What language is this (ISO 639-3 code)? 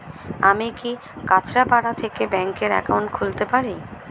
ben